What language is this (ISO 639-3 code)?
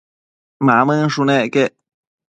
mcf